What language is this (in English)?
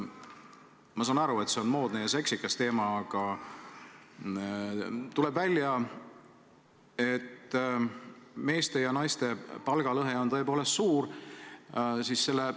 Estonian